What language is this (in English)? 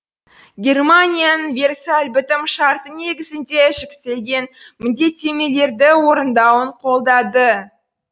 Kazakh